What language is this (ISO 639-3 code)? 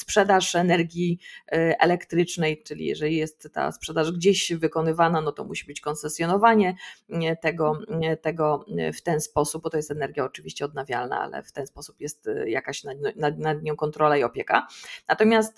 pol